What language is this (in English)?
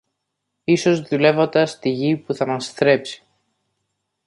Greek